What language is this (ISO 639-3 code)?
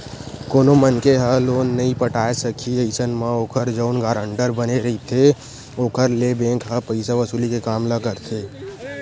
hne